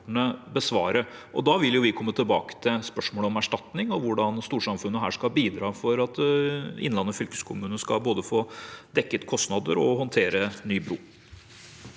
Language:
Norwegian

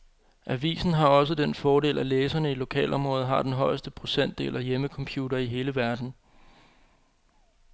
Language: Danish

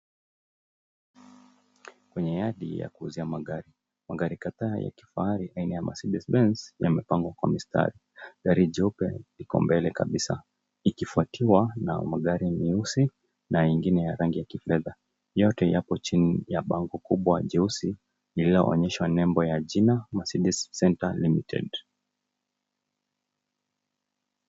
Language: Swahili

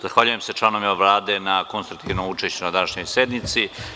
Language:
Serbian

